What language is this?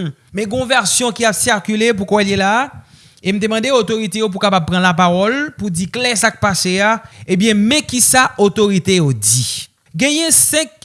French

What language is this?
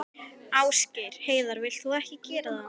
Icelandic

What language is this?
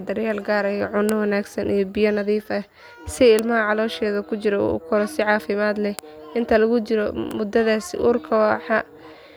Somali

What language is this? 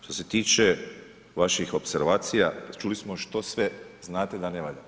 Croatian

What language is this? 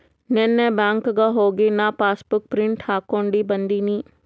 Kannada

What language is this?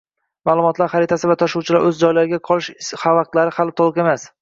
Uzbek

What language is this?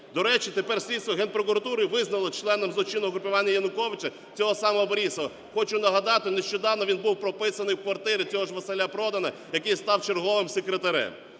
Ukrainian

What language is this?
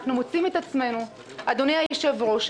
Hebrew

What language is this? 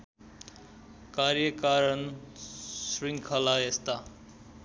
Nepali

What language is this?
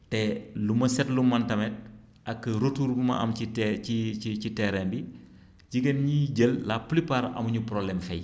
Wolof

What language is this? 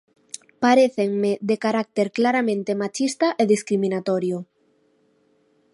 Galician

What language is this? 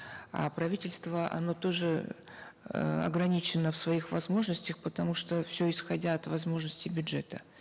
Kazakh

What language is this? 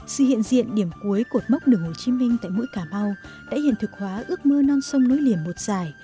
Vietnamese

